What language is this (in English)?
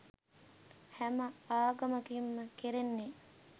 Sinhala